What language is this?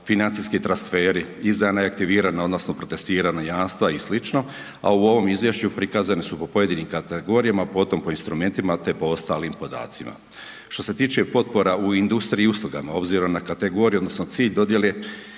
Croatian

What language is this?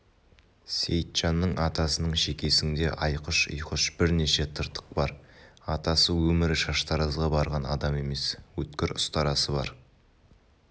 Kazakh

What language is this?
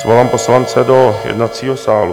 Czech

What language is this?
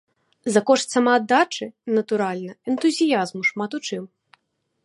Belarusian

